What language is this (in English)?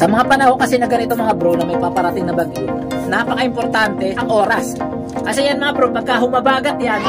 Filipino